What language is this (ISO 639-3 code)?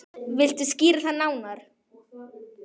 isl